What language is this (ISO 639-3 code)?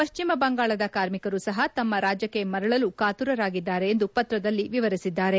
kan